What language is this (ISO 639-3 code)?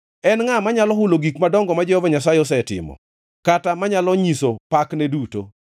luo